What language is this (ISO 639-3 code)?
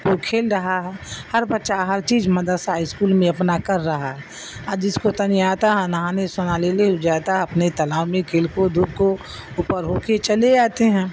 urd